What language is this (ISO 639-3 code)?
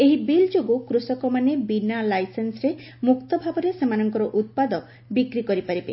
ori